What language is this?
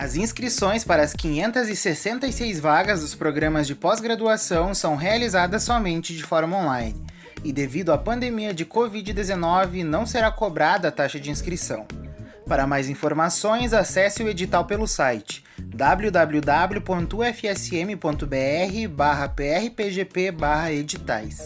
Portuguese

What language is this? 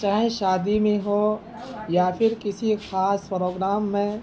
Urdu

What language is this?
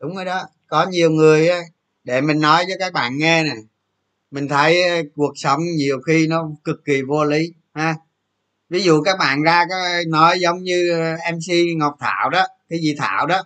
Vietnamese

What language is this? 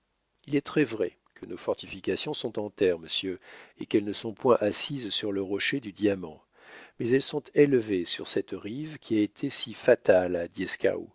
French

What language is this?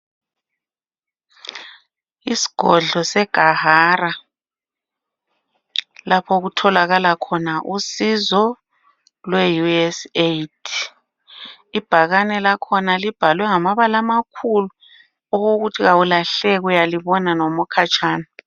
North Ndebele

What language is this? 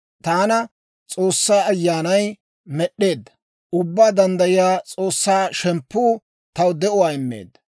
Dawro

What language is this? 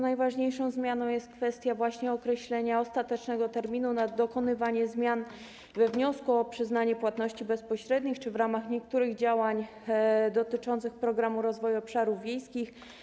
Polish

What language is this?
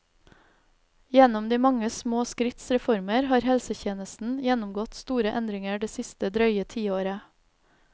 Norwegian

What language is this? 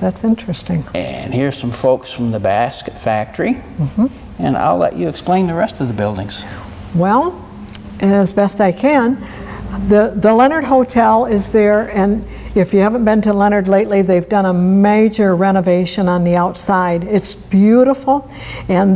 English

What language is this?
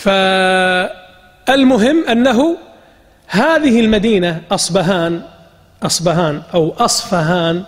Arabic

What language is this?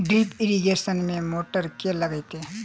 Maithili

